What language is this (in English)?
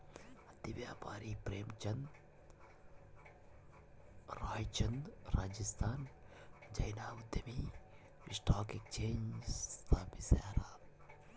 Kannada